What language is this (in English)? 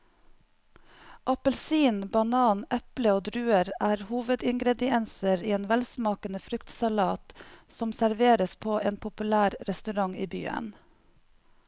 Norwegian